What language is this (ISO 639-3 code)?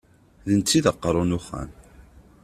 kab